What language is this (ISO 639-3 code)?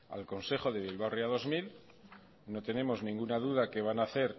spa